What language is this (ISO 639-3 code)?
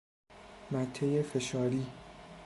fas